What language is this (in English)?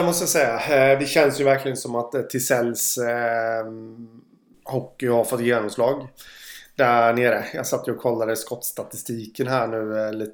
Swedish